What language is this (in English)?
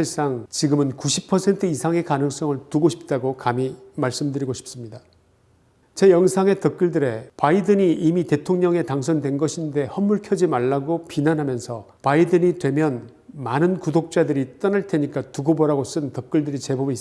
Korean